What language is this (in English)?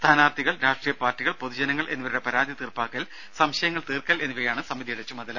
Malayalam